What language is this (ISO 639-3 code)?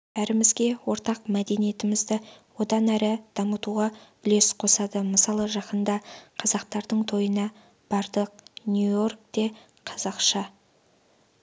kaz